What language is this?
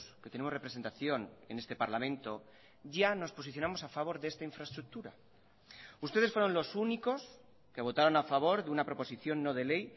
Spanish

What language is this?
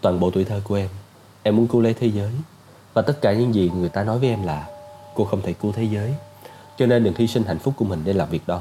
Vietnamese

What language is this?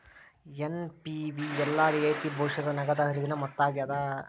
Kannada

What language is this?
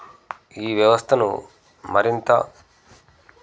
Telugu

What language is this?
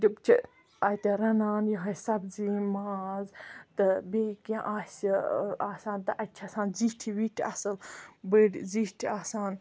Kashmiri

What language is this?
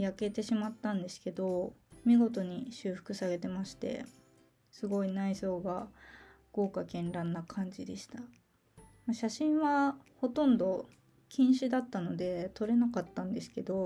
Japanese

